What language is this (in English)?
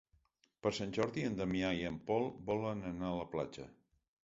Catalan